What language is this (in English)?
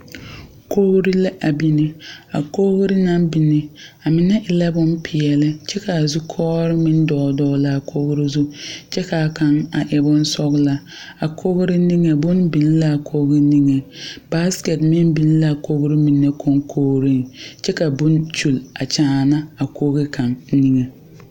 Southern Dagaare